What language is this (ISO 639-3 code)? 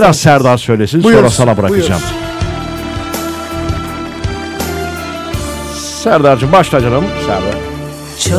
tur